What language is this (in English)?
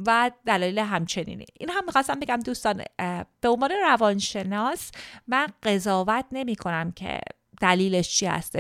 Persian